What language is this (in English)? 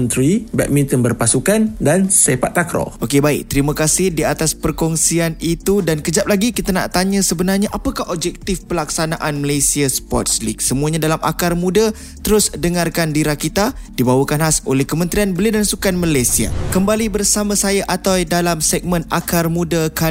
Malay